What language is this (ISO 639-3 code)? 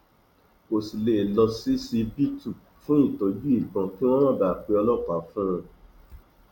yor